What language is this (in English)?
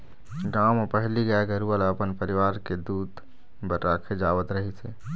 Chhattisgarhi